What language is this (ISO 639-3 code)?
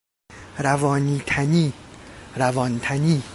fas